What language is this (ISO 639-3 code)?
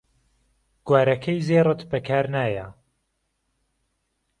ckb